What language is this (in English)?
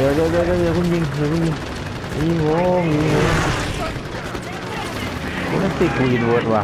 Thai